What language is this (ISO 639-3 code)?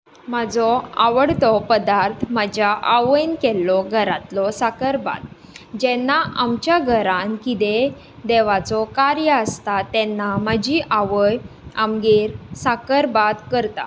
kok